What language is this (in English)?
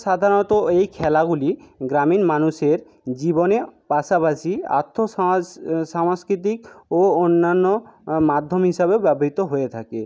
Bangla